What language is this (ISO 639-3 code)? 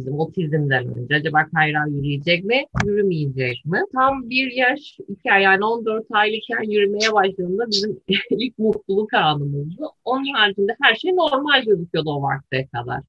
tur